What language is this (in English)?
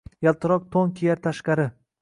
Uzbek